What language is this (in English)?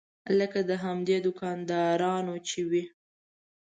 Pashto